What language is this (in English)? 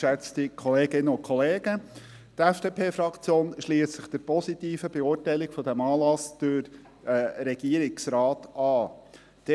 Swiss German